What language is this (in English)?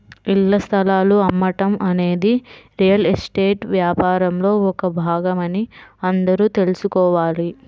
Telugu